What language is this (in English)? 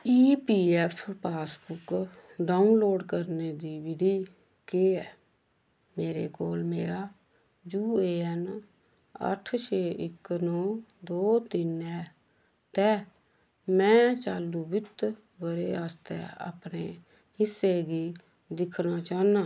Dogri